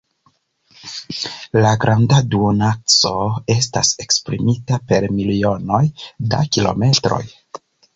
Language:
Esperanto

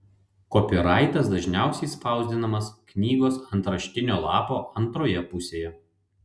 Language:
Lithuanian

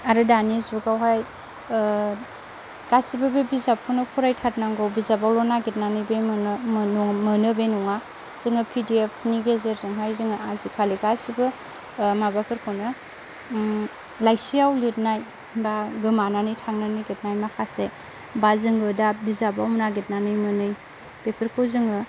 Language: Bodo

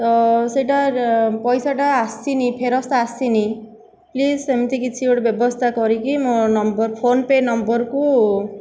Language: Odia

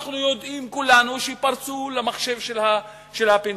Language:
Hebrew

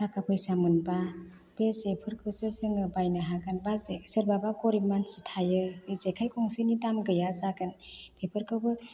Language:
Bodo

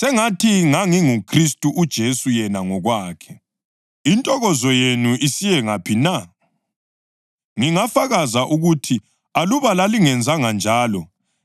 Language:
North Ndebele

